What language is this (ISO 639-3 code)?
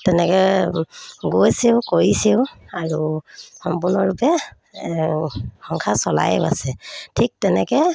asm